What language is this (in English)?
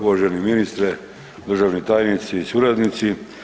Croatian